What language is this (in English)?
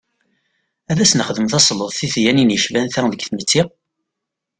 Kabyle